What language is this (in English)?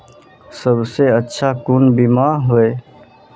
Magahi